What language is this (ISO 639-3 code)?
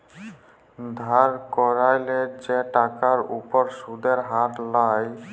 ben